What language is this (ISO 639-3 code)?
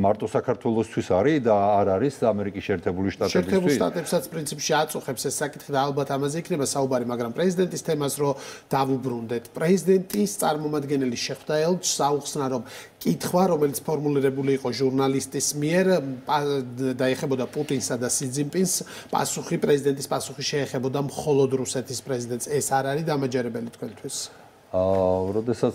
ron